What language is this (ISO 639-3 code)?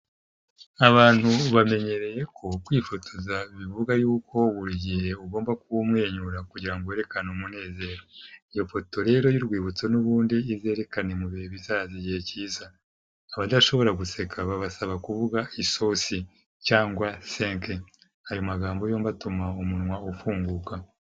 kin